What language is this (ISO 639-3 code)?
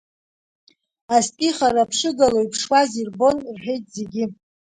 abk